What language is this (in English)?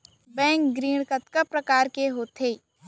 Chhattisgarhi